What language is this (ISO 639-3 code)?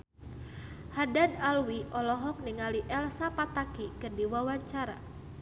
sun